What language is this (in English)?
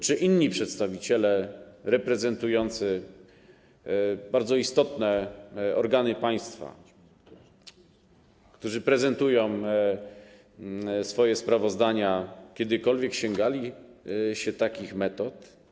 Polish